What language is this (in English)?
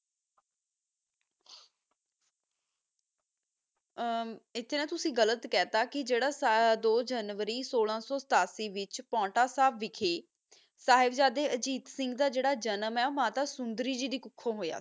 Punjabi